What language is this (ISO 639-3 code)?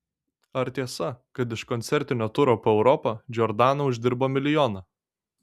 lit